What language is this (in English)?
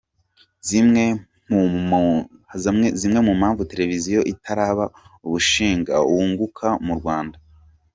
Kinyarwanda